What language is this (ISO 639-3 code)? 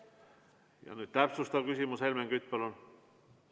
est